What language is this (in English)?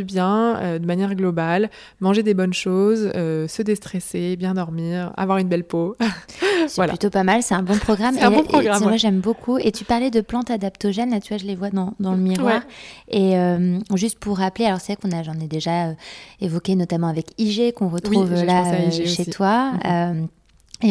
French